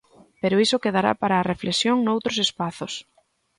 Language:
Galician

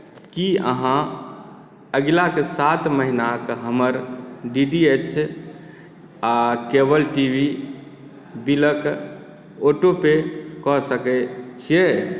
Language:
Maithili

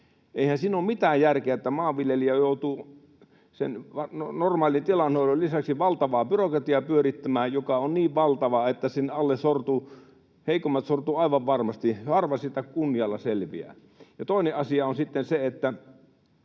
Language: Finnish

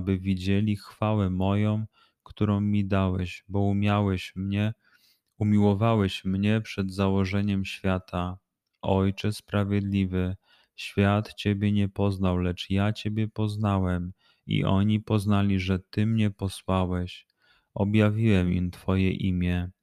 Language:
Polish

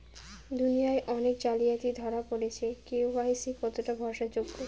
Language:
Bangla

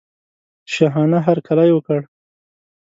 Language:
Pashto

